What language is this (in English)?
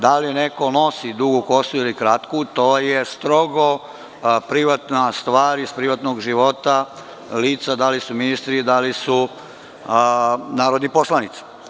Serbian